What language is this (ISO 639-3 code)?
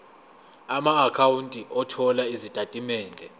zul